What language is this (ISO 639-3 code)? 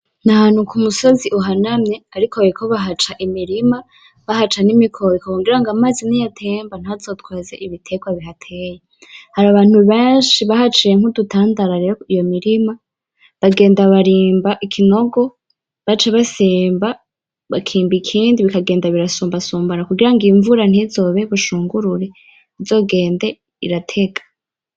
run